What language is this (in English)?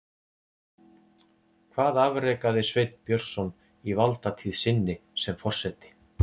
Icelandic